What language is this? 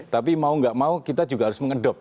Indonesian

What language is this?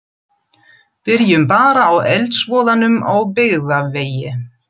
Icelandic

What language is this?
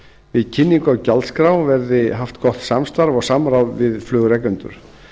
Icelandic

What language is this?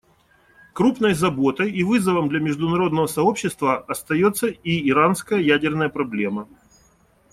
Russian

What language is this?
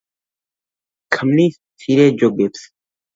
Georgian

